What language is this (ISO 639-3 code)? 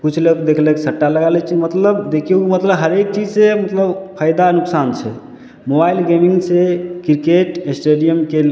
mai